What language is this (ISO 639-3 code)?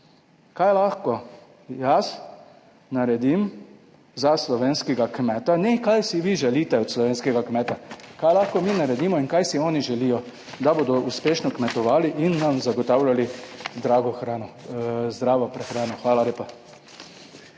slv